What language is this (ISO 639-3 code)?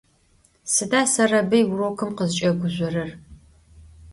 ady